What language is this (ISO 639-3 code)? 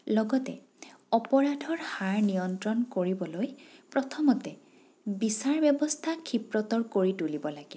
asm